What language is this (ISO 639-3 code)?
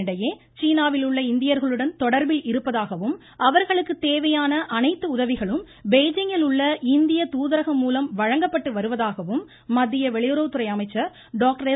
tam